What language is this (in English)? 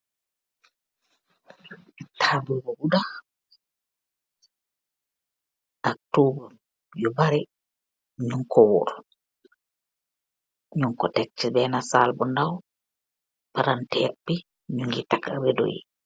Wolof